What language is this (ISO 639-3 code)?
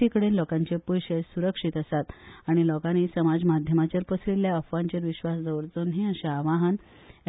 kok